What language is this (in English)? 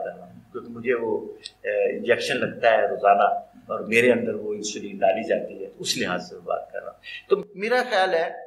Urdu